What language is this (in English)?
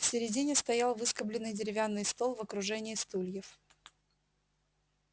Russian